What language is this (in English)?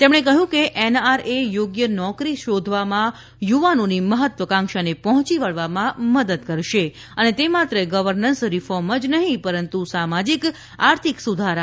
Gujarati